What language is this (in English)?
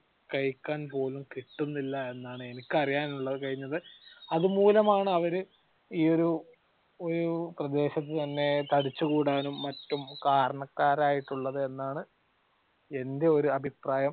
Malayalam